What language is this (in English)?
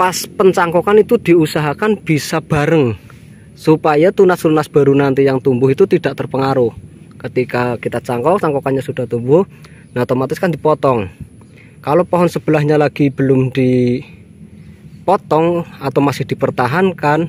Indonesian